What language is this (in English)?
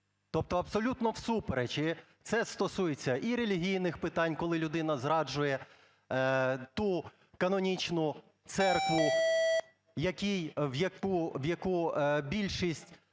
Ukrainian